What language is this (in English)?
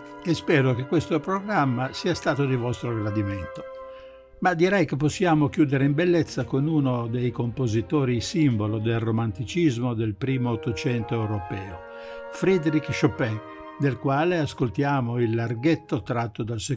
Italian